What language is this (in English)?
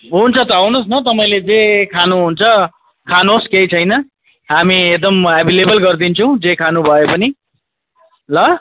Nepali